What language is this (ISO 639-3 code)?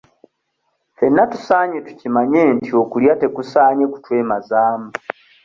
lug